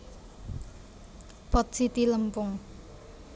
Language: Javanese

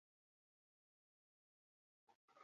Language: Basque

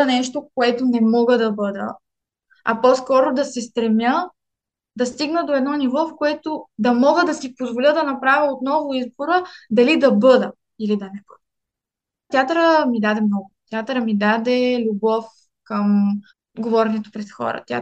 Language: Bulgarian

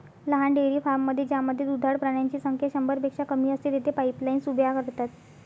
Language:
Marathi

